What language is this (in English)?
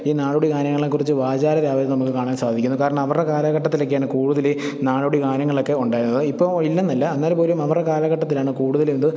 Malayalam